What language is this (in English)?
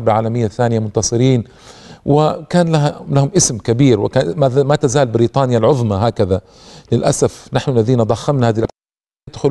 Arabic